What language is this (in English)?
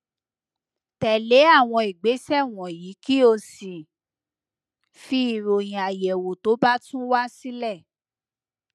Yoruba